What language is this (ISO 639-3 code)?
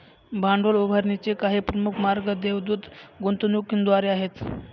mar